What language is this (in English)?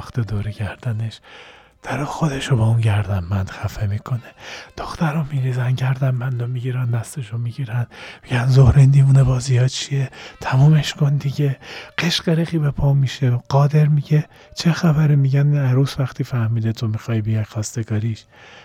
Persian